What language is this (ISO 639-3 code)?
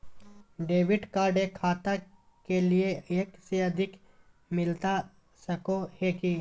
mag